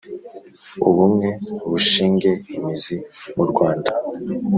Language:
Kinyarwanda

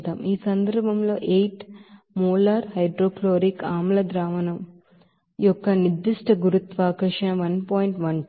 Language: Telugu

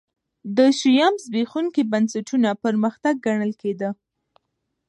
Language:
Pashto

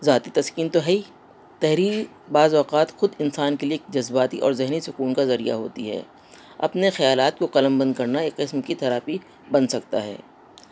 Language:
Urdu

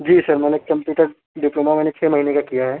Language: Urdu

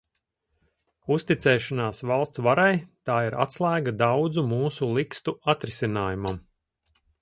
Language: Latvian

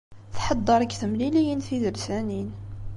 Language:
Kabyle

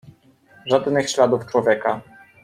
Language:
Polish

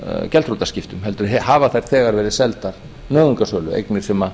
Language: Icelandic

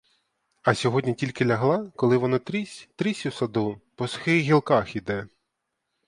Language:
Ukrainian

